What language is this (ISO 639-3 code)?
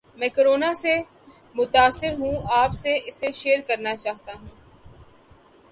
urd